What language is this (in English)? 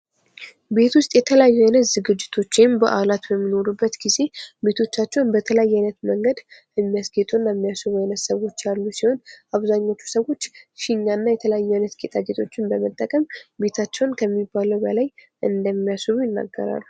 Amharic